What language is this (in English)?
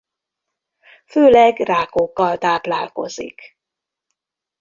Hungarian